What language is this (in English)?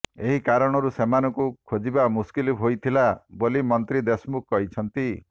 Odia